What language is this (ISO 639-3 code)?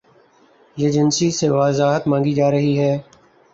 urd